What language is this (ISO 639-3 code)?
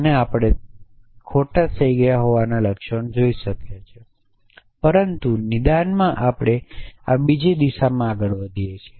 guj